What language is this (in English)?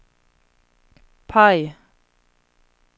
Swedish